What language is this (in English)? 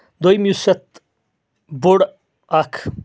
Kashmiri